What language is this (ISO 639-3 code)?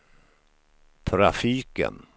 swe